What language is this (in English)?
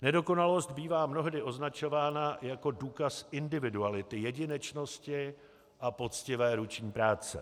Czech